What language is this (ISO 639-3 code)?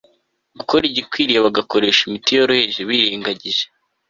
kin